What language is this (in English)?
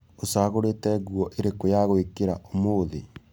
Kikuyu